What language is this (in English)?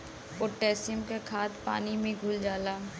Bhojpuri